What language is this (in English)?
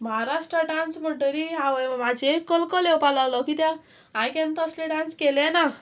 Konkani